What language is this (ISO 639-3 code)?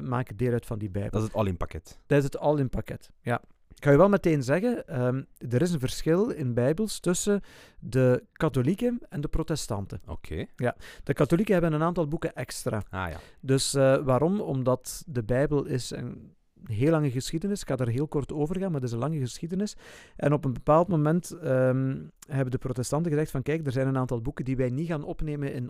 nld